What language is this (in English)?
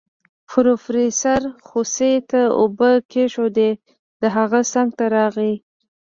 Pashto